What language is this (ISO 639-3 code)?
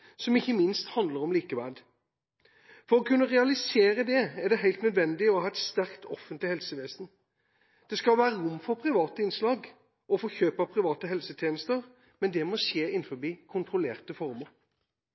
nob